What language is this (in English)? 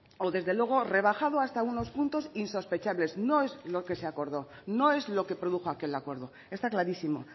Spanish